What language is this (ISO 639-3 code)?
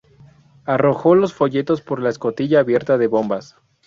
spa